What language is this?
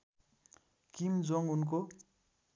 Nepali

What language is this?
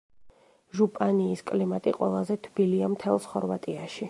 Georgian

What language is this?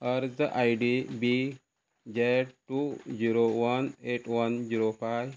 Konkani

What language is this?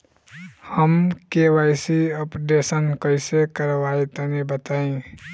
Bhojpuri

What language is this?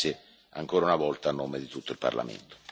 Italian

